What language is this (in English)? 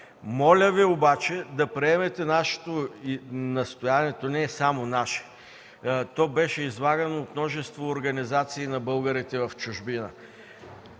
Bulgarian